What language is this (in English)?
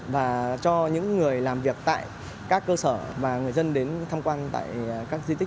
Vietnamese